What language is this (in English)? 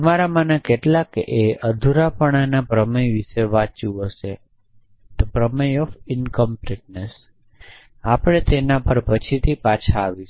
Gujarati